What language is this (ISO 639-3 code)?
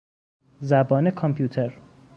fas